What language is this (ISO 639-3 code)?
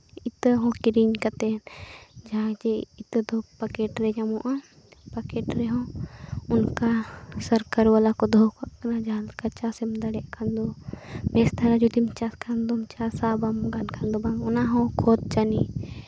sat